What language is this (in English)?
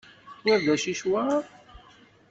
Kabyle